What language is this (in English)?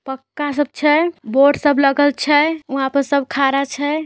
Magahi